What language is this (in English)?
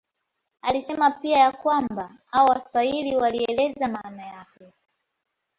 Swahili